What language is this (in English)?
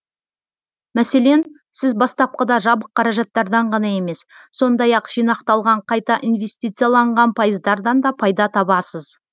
Kazakh